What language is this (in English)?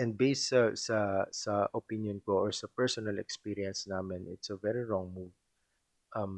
Filipino